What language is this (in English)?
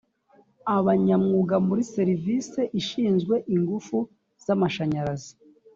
Kinyarwanda